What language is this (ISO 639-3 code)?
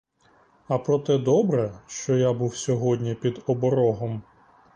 ukr